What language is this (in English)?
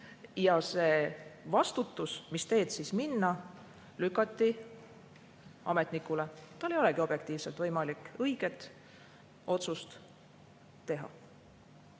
Estonian